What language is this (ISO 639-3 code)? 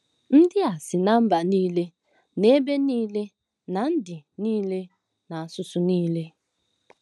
ibo